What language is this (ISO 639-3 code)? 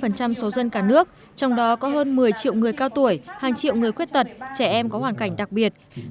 vie